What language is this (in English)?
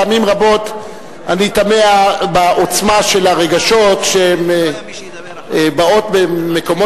Hebrew